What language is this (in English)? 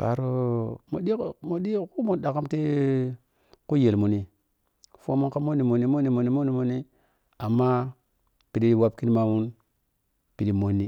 Piya-Kwonci